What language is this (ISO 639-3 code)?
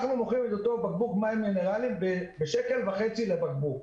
heb